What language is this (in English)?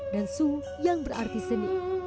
Indonesian